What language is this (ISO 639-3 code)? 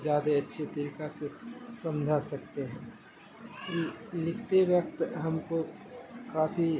urd